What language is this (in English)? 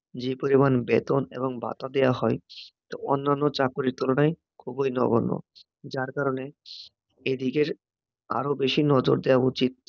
Bangla